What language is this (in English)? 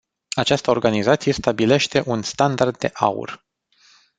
Romanian